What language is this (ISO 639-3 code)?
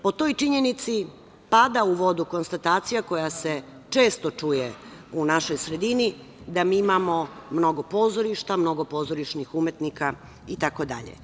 srp